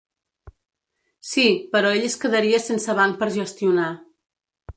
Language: Catalan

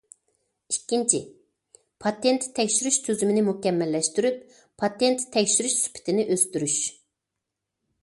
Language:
Uyghur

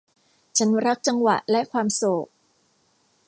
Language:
Thai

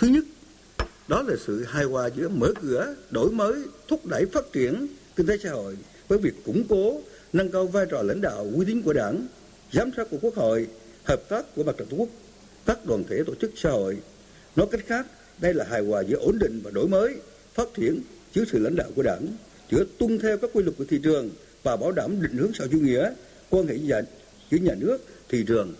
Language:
Vietnamese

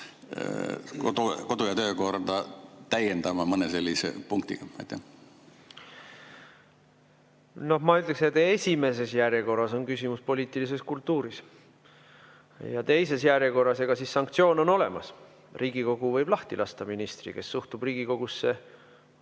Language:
Estonian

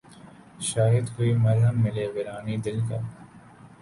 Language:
Urdu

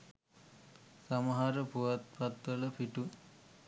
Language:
Sinhala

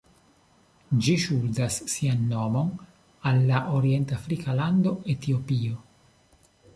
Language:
Esperanto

